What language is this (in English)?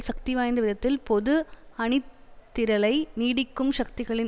Tamil